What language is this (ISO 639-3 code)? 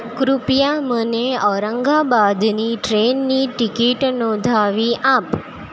guj